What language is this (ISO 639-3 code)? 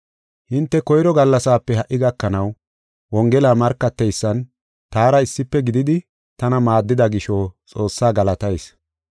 gof